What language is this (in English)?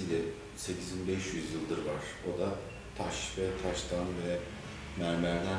Turkish